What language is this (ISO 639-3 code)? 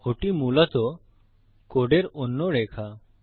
ben